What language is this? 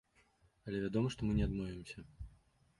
Belarusian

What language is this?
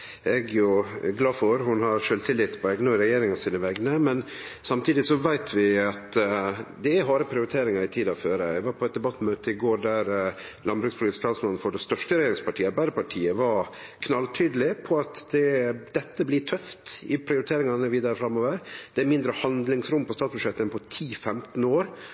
Norwegian Nynorsk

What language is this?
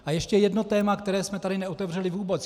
Czech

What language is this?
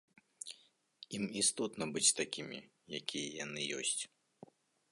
Belarusian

